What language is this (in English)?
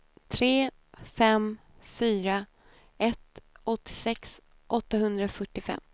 Swedish